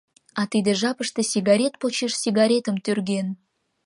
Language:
Mari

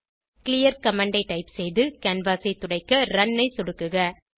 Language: Tamil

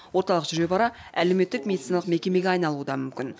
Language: Kazakh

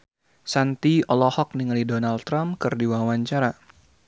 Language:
Sundanese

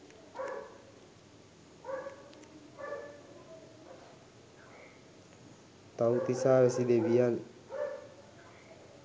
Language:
Sinhala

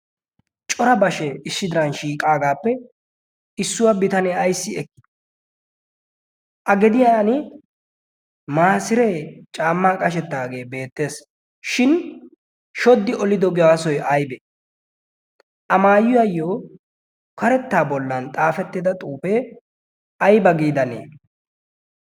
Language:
Wolaytta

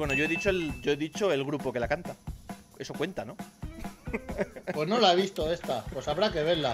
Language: Spanish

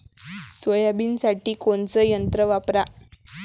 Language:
Marathi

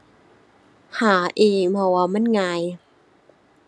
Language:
Thai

